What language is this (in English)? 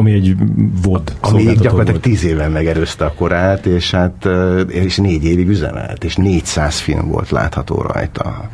Hungarian